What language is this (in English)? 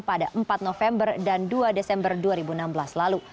Indonesian